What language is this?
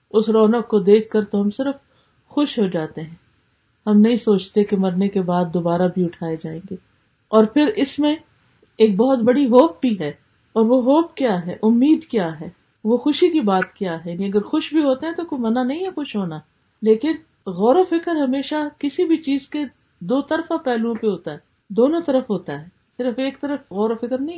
Urdu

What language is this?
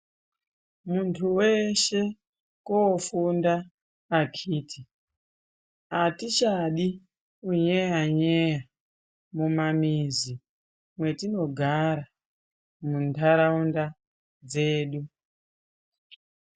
Ndau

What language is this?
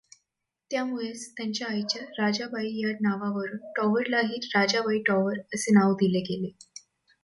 Marathi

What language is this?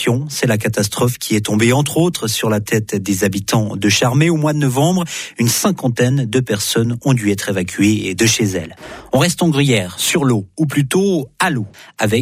French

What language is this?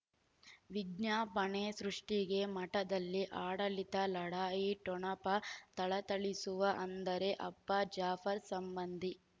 Kannada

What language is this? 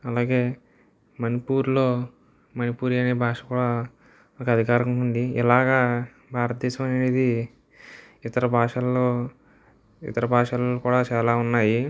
Telugu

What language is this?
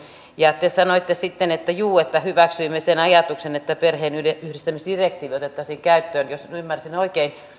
Finnish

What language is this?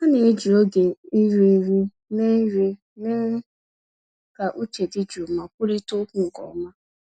Igbo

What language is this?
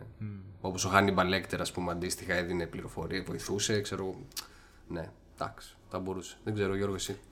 Greek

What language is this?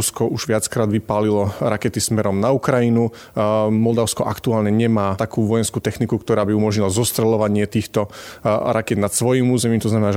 Slovak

